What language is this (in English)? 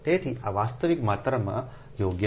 Gujarati